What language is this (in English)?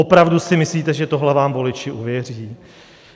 Czech